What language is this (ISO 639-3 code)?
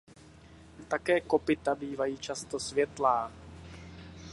ces